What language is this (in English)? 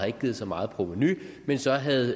Danish